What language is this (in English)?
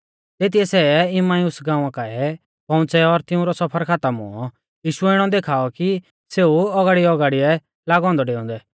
Mahasu Pahari